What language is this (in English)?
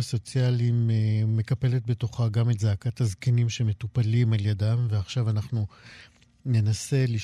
Hebrew